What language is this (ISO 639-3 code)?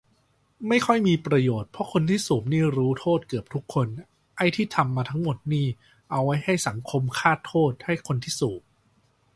tha